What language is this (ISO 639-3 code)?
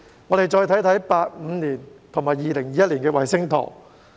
yue